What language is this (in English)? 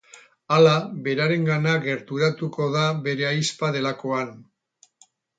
Basque